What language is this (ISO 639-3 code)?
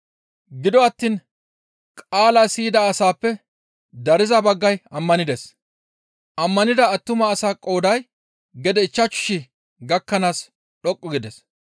gmv